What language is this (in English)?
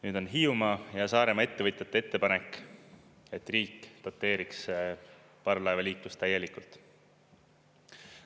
Estonian